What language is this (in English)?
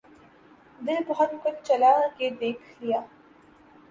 Urdu